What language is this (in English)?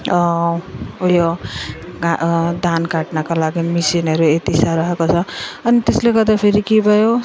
Nepali